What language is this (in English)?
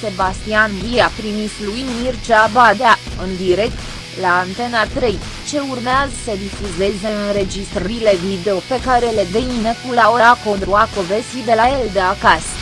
Romanian